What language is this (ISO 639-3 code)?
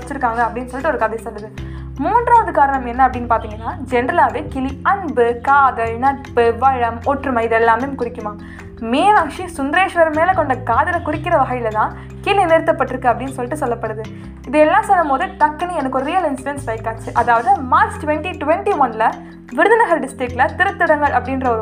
tam